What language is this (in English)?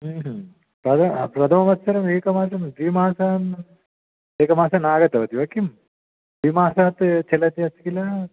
Sanskrit